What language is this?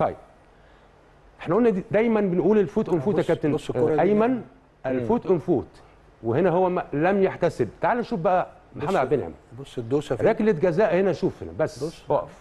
Arabic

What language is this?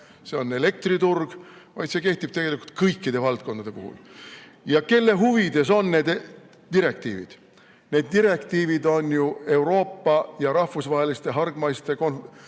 Estonian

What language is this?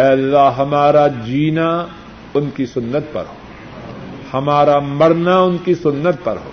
Urdu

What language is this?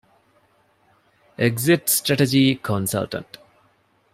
Divehi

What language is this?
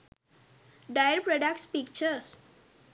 Sinhala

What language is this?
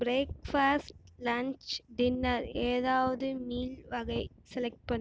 Tamil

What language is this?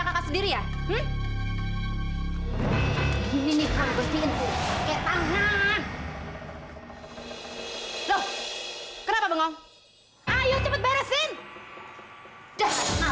Indonesian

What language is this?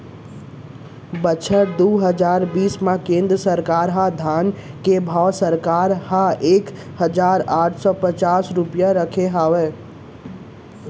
Chhattisgarhi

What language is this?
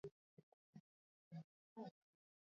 Swahili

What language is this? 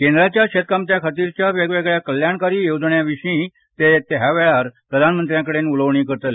Konkani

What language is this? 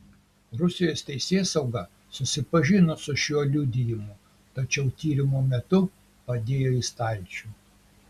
Lithuanian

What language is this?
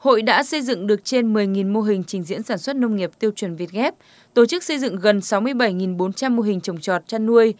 Vietnamese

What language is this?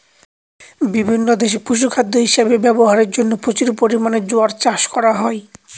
Bangla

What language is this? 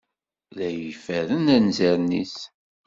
Kabyle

